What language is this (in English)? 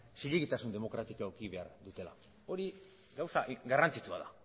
Basque